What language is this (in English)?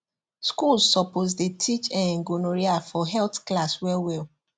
Nigerian Pidgin